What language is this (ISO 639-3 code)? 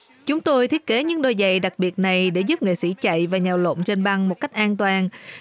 vie